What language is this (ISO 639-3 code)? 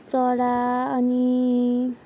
nep